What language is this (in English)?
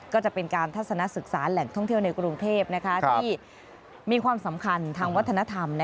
Thai